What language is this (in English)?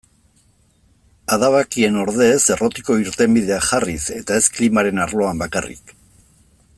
Basque